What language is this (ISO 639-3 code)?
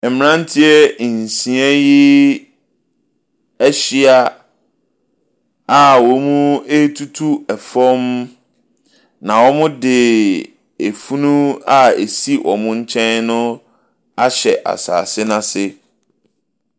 aka